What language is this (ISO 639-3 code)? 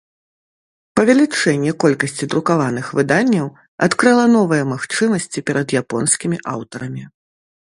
bel